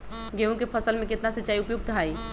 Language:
Magahi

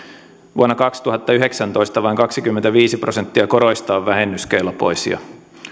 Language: Finnish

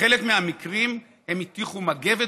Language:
Hebrew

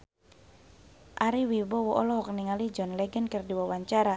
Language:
Sundanese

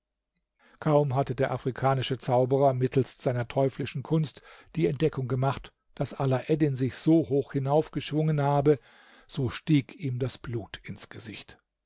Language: German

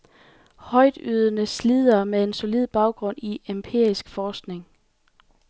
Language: Danish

